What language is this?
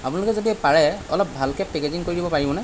Assamese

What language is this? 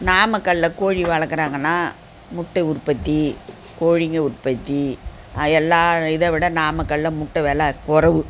Tamil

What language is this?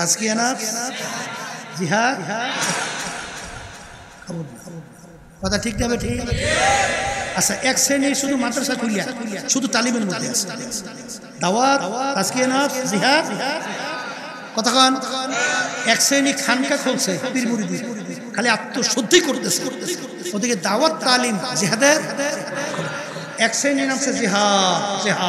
Arabic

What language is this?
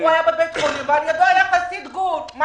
Hebrew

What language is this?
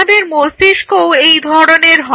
Bangla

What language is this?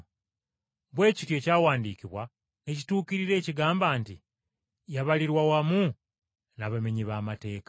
Ganda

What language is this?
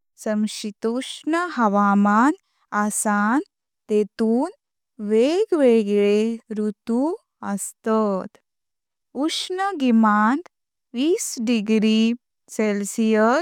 Konkani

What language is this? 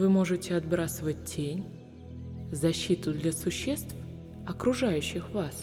Russian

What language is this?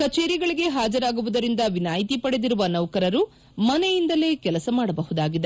Kannada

